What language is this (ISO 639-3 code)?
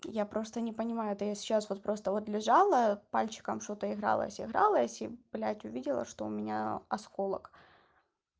rus